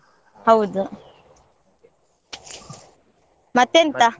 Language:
Kannada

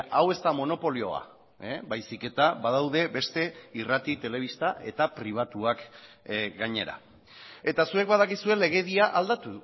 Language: Basque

